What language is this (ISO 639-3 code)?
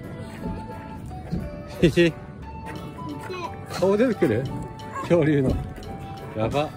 jpn